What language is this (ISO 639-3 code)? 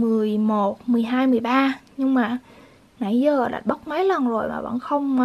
vie